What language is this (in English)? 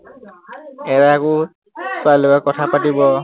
Assamese